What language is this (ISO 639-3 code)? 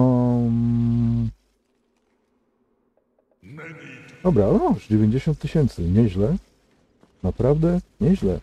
pol